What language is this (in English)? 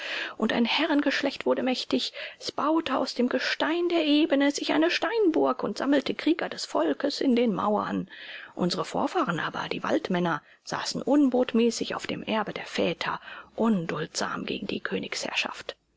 German